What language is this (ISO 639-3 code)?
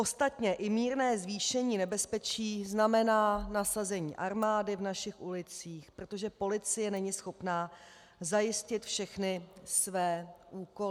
ces